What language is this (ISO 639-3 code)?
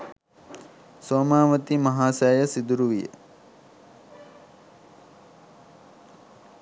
sin